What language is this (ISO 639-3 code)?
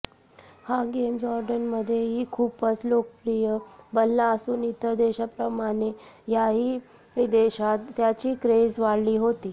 mar